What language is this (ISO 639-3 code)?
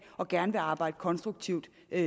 dan